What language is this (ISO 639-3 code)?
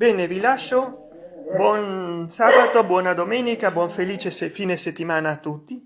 ita